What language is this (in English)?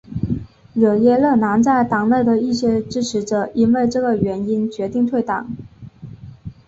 Chinese